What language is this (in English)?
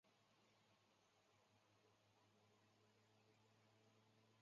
Chinese